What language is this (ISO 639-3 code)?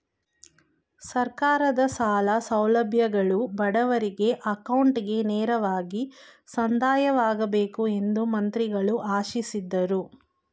kan